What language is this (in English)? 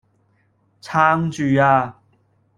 Cantonese